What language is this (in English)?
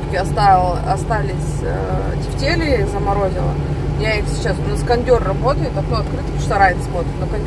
Russian